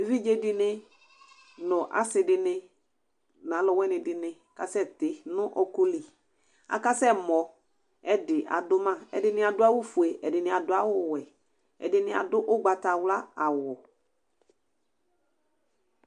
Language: Ikposo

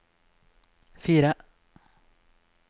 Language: Norwegian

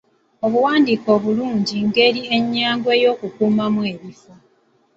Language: Ganda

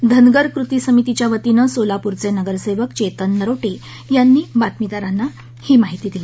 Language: Marathi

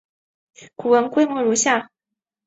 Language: Chinese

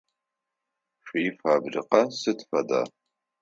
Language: Adyghe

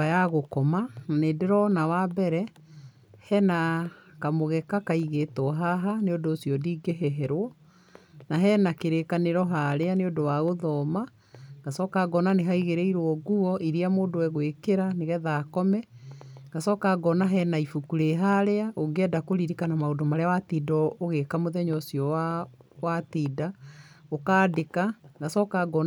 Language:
Kikuyu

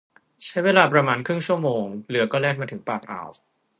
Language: Thai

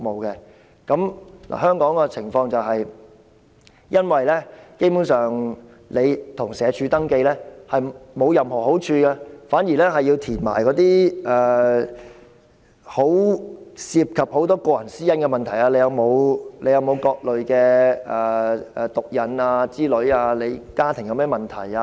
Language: Cantonese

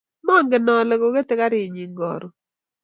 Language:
Kalenjin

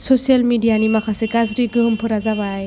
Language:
Bodo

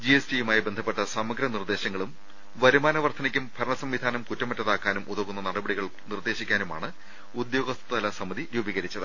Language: Malayalam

